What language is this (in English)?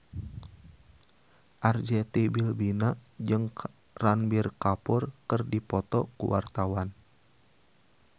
Sundanese